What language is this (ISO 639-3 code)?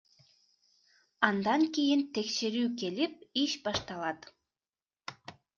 kir